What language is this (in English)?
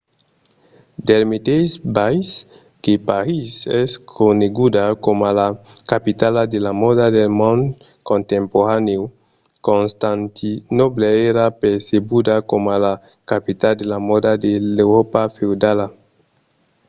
Occitan